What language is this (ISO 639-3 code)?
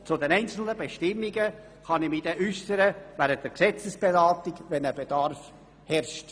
gsw